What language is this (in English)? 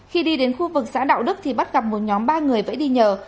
Vietnamese